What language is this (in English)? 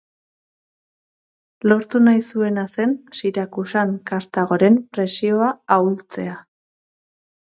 Basque